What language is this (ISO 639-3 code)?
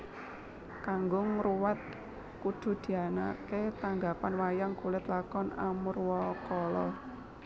jav